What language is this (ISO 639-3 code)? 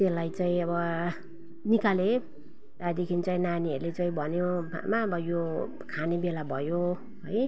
nep